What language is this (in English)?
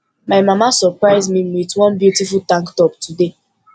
Nigerian Pidgin